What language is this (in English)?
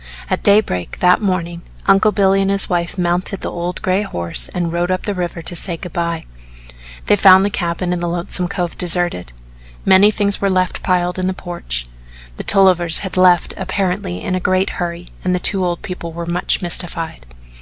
English